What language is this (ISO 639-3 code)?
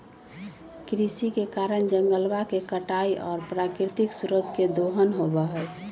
mag